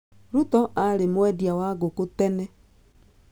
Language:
Kikuyu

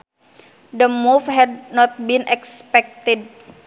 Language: Sundanese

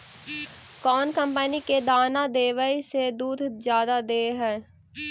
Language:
Magahi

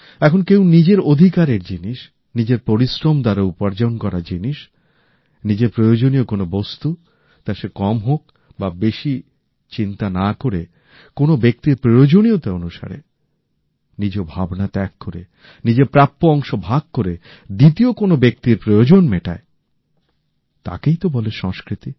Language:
Bangla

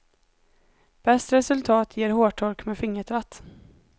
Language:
Swedish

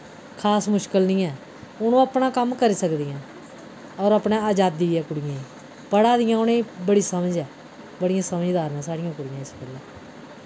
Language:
Dogri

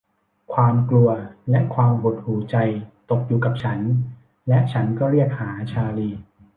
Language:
Thai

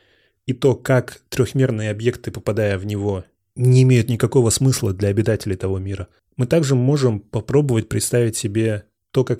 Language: Russian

